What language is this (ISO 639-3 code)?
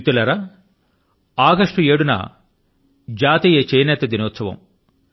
tel